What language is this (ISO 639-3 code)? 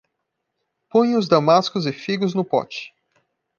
por